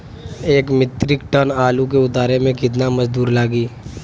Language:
Bhojpuri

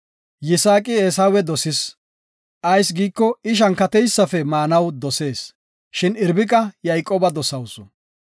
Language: Gofa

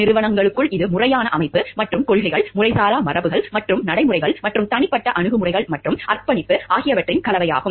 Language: Tamil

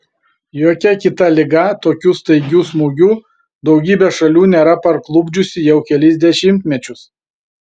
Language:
Lithuanian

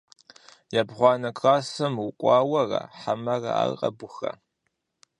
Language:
Kabardian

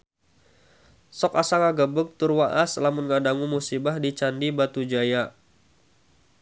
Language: Sundanese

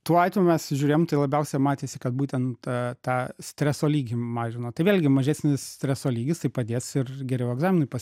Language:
Lithuanian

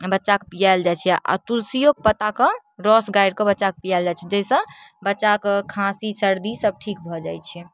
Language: Maithili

